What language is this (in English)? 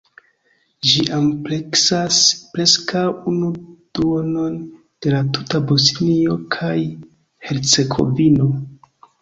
Esperanto